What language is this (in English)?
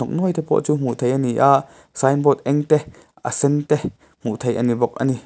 Mizo